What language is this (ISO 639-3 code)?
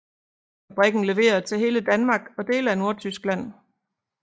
dan